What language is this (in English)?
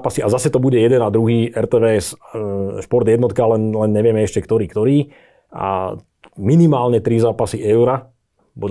Czech